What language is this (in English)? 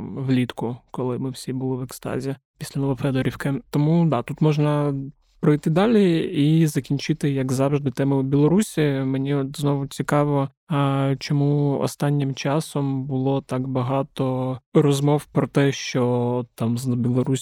Ukrainian